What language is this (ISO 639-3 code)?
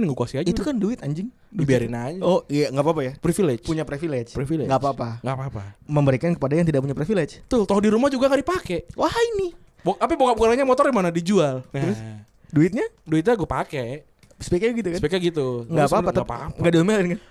ind